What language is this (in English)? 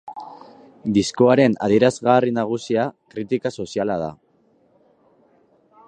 Basque